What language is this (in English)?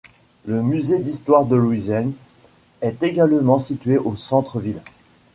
French